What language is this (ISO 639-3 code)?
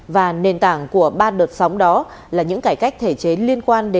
vie